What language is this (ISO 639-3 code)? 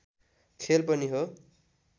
nep